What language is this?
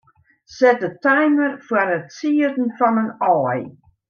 Western Frisian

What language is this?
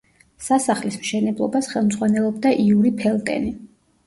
Georgian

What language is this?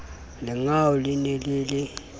Southern Sotho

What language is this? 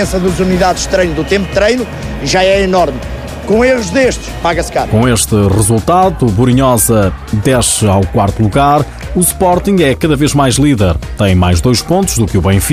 Portuguese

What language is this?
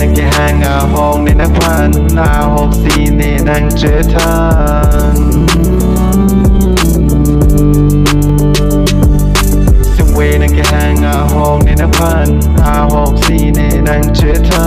Thai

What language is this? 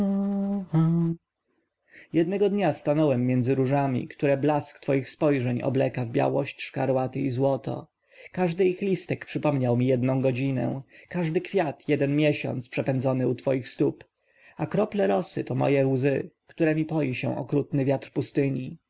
Polish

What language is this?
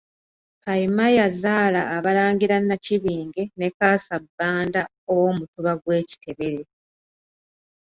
Ganda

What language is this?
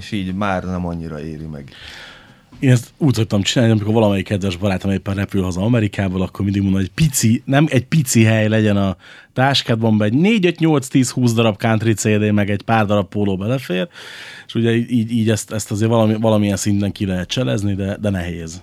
Hungarian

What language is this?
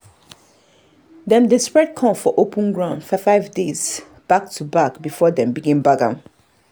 Nigerian Pidgin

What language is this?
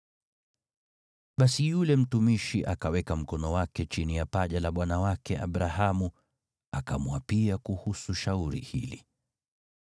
Swahili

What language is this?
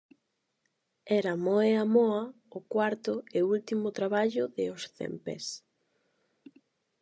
Galician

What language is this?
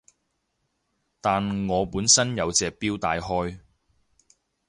Cantonese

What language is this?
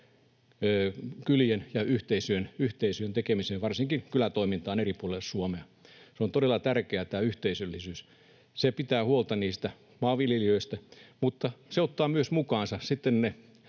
Finnish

